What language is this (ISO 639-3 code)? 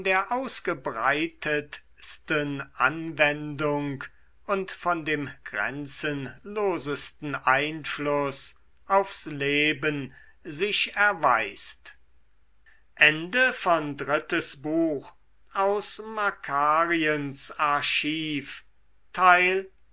deu